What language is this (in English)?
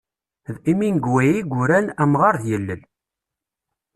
Kabyle